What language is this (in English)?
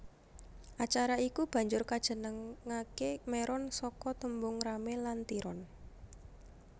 Javanese